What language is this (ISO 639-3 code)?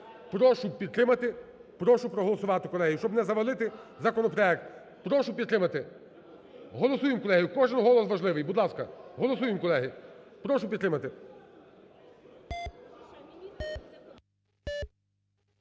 ukr